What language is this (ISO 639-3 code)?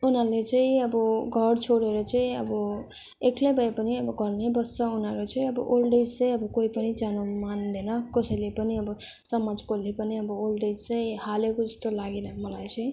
nep